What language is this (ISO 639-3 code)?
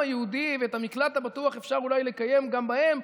heb